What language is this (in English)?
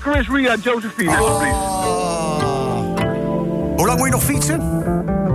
Dutch